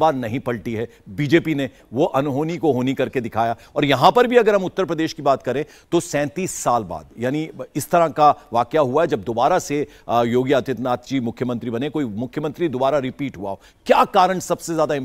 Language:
Hindi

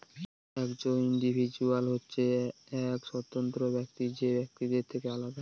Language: Bangla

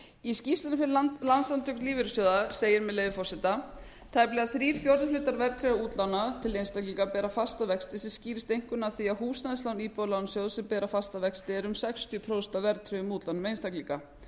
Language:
Icelandic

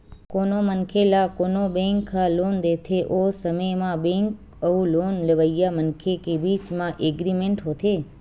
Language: Chhattisgarhi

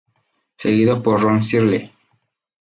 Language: Spanish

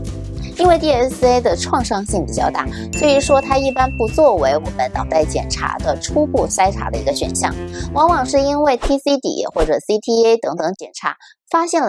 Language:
Chinese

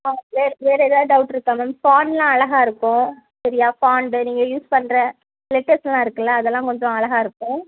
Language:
Tamil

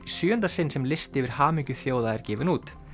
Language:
Icelandic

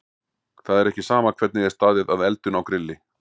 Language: Icelandic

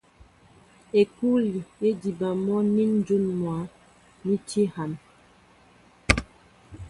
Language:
Mbo (Cameroon)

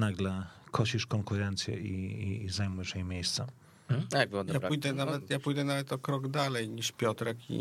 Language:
Polish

